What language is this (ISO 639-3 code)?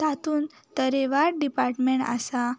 kok